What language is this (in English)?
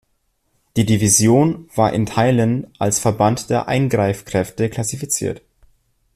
German